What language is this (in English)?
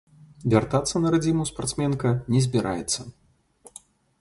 Belarusian